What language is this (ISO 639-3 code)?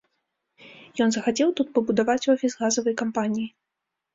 bel